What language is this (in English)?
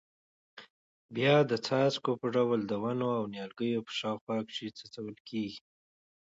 Pashto